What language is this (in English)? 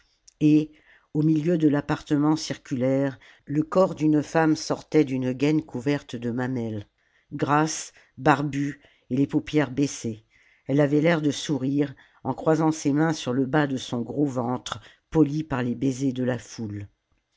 French